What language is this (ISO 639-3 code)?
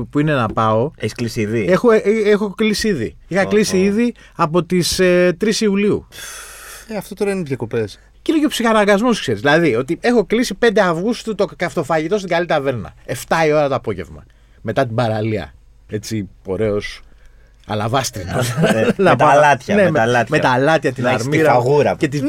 ell